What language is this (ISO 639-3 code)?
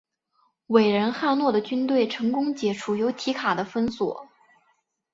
zho